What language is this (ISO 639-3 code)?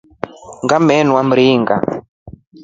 rof